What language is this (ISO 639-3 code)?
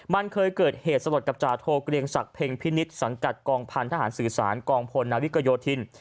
tha